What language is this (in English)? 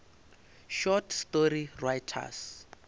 Northern Sotho